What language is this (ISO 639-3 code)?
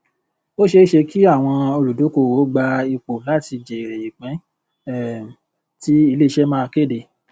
yor